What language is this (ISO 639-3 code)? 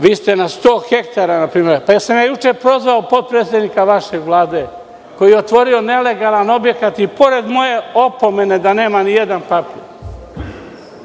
srp